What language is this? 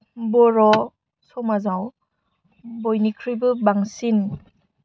Bodo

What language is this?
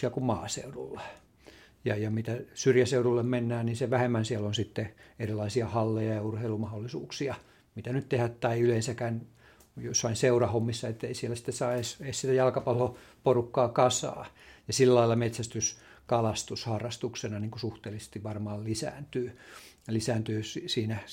Finnish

